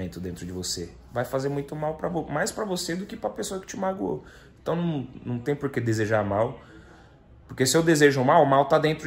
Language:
Portuguese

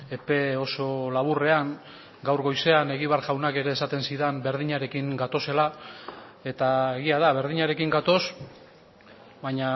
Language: Basque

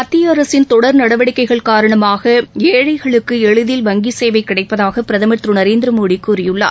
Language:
Tamil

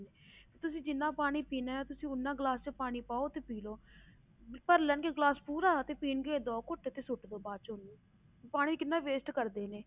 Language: Punjabi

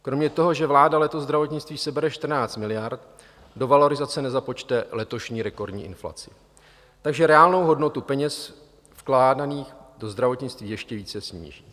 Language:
Czech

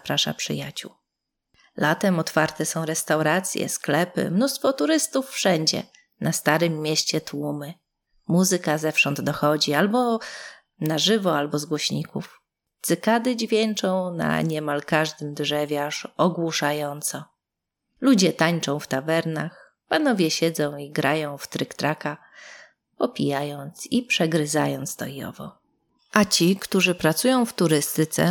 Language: Polish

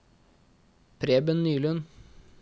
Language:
Norwegian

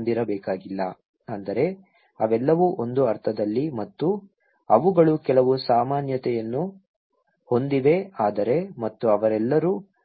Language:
Kannada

